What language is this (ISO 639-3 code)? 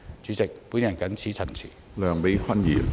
yue